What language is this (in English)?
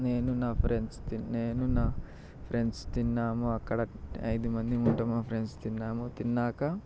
Telugu